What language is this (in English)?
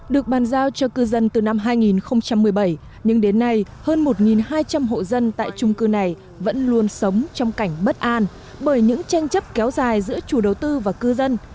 Vietnamese